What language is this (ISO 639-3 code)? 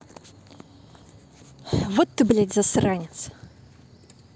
rus